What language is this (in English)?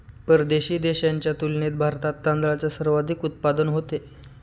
Marathi